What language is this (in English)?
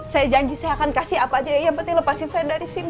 Indonesian